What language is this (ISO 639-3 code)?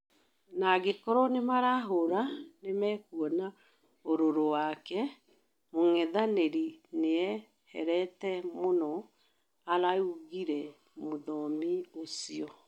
kik